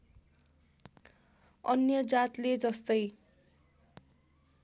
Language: Nepali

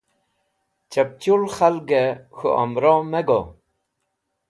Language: Wakhi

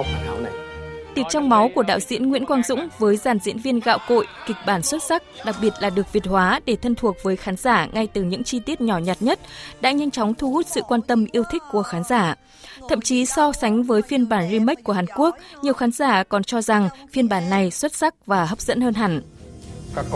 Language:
Vietnamese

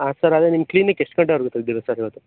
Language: Kannada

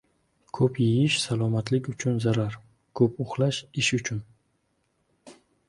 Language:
Uzbek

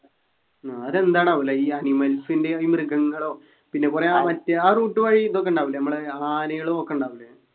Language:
Malayalam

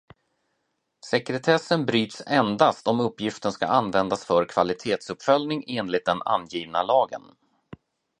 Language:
Swedish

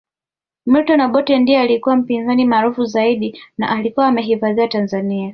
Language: Swahili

